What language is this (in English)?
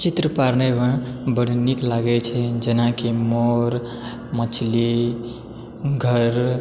Maithili